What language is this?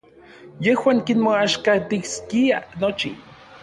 Orizaba Nahuatl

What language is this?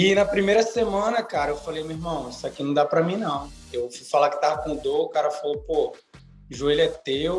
Portuguese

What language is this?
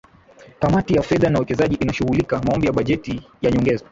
Swahili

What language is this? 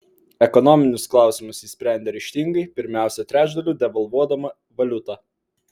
Lithuanian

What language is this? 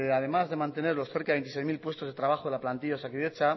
Spanish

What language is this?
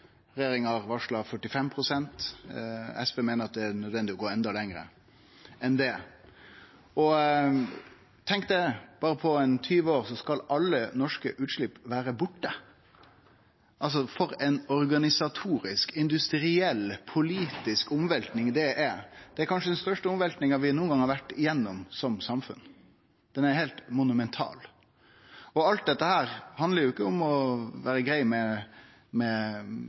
Norwegian Nynorsk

